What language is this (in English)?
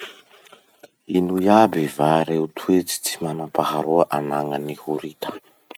Masikoro Malagasy